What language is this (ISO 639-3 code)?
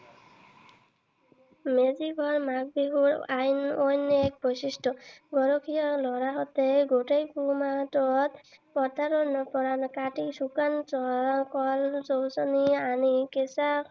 asm